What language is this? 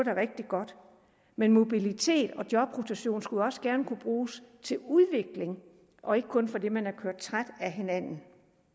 Danish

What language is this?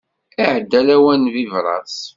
Kabyle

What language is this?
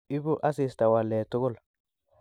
Kalenjin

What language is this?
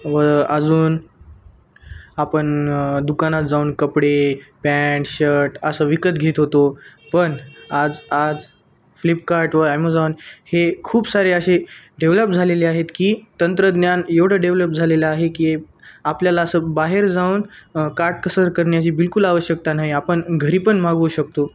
Marathi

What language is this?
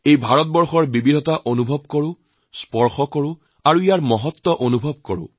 Assamese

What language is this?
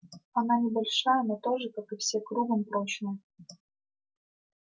Russian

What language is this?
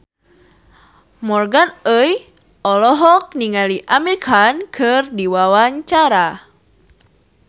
Sundanese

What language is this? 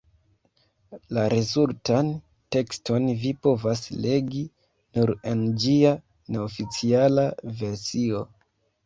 Esperanto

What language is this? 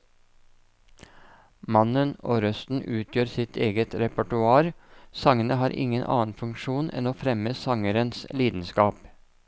Norwegian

